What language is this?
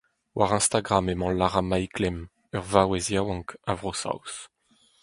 Breton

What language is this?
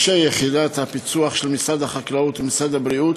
Hebrew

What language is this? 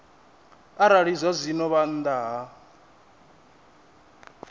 Venda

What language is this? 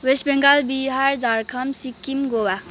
Nepali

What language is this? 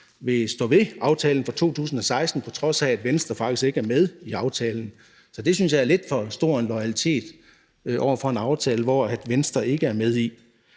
Danish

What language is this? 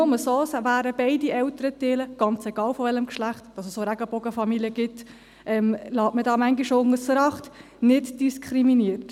Swiss German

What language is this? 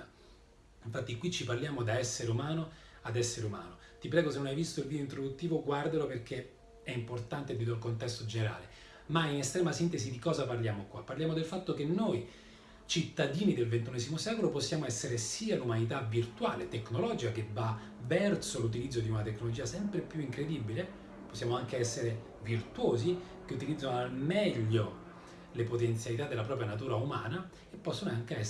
Italian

